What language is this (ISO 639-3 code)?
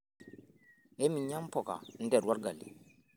mas